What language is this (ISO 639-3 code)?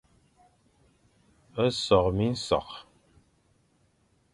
fan